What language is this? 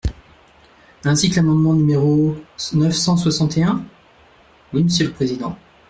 French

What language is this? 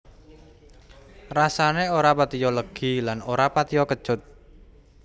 Javanese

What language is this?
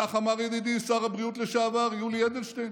Hebrew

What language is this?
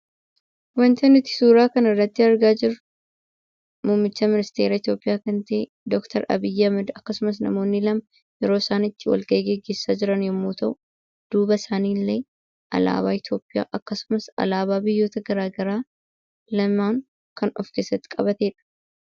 Oromo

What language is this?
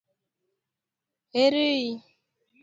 Luo (Kenya and Tanzania)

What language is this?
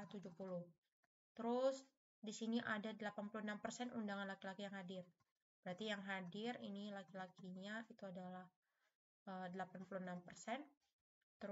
Indonesian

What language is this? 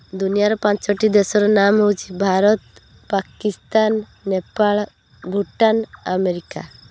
Odia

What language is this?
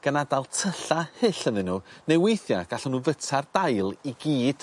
Welsh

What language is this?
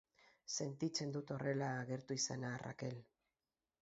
Basque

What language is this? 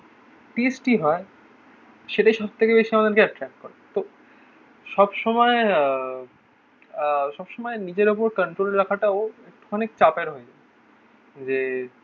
Bangla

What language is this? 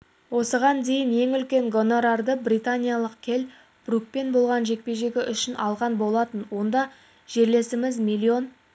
Kazakh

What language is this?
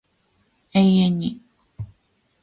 Japanese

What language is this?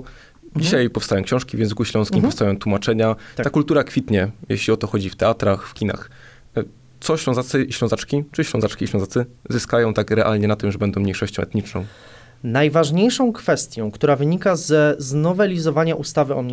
Polish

